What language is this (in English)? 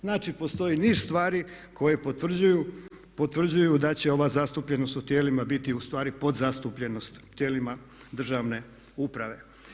Croatian